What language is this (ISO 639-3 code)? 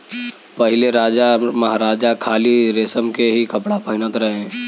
bho